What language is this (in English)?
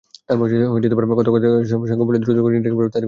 Bangla